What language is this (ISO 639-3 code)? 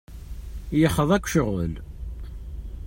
kab